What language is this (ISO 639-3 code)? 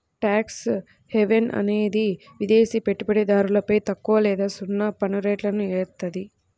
tel